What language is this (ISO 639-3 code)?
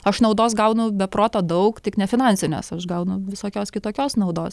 lit